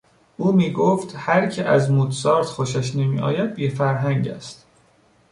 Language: Persian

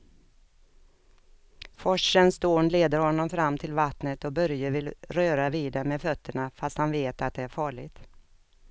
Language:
Swedish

